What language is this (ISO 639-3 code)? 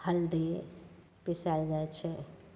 mai